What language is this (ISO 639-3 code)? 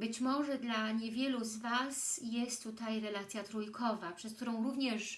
pol